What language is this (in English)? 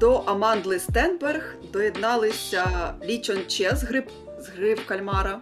Ukrainian